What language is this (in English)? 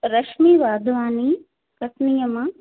Sindhi